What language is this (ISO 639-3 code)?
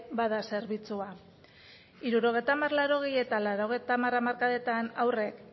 eus